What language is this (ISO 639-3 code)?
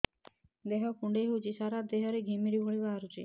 ori